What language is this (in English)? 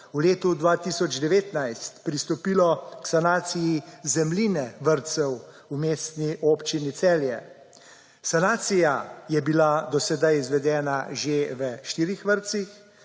Slovenian